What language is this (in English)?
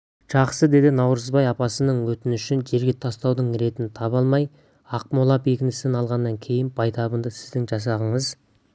Kazakh